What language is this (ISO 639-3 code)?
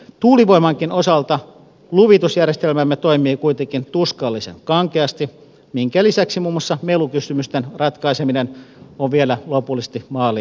fin